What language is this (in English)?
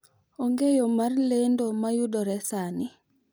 Luo (Kenya and Tanzania)